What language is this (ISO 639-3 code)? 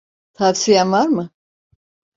tur